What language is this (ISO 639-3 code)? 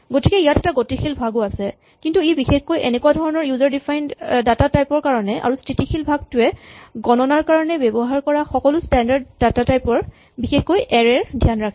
asm